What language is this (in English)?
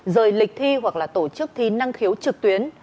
Vietnamese